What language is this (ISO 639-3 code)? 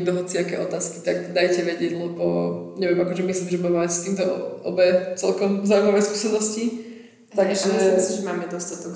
slk